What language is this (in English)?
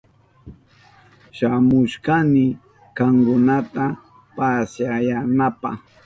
Southern Pastaza Quechua